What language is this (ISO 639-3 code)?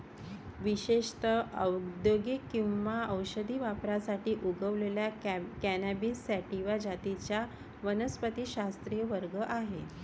mar